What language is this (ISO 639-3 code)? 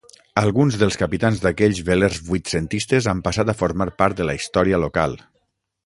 cat